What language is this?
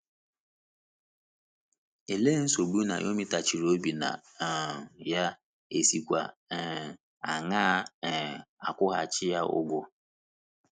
Igbo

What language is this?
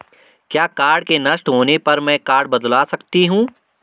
Hindi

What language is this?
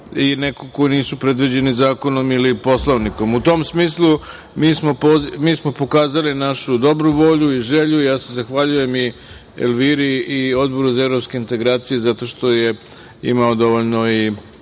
Serbian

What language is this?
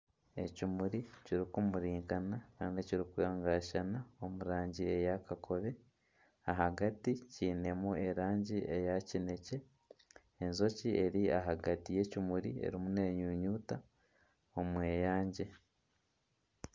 Nyankole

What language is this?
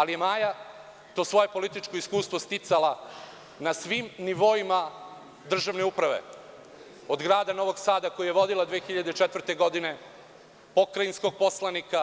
Serbian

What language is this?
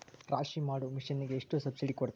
Kannada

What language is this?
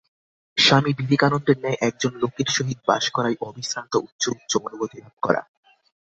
Bangla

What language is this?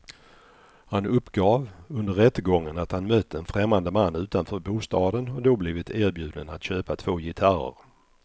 Swedish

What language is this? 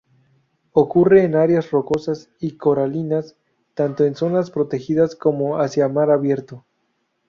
Spanish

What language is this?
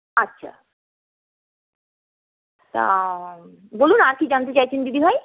Bangla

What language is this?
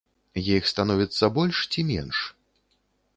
Belarusian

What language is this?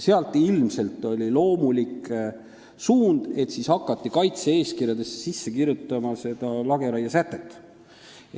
Estonian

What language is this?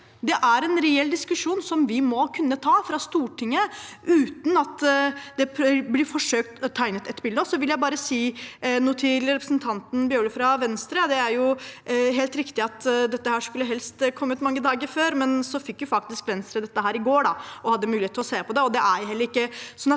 Norwegian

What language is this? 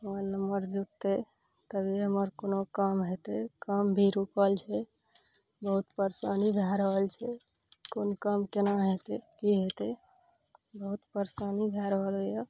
Maithili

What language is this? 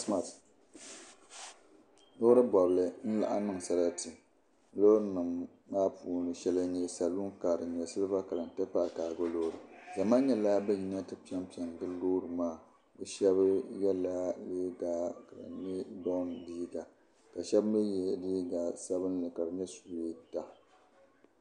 Dagbani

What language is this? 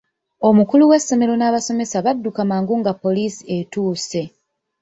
Ganda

